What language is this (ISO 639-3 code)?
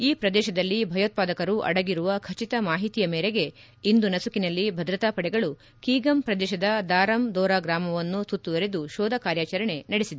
kan